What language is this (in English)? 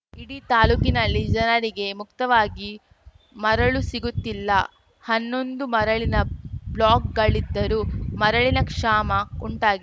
Kannada